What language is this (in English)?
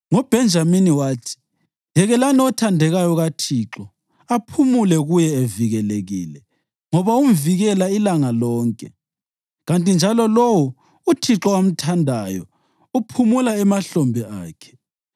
North Ndebele